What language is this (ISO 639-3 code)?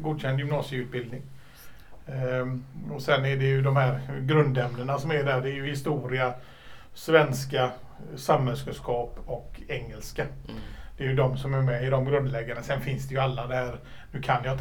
swe